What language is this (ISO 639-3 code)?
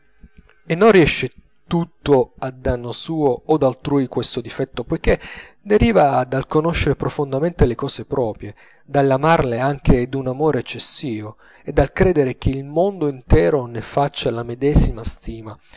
ita